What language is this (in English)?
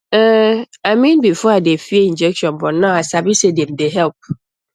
Nigerian Pidgin